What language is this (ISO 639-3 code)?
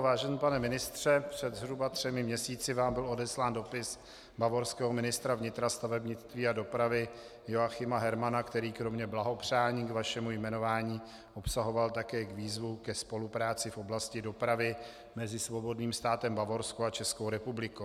ces